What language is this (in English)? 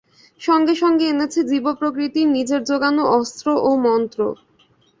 Bangla